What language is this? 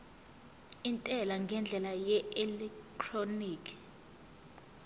Zulu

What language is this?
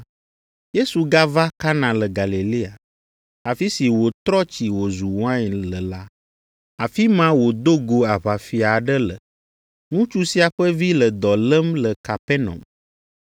Ewe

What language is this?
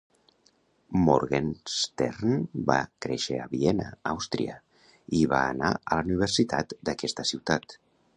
Catalan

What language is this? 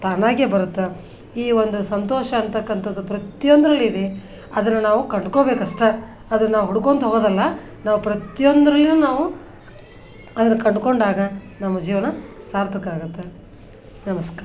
Kannada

